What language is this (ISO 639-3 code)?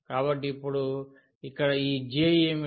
tel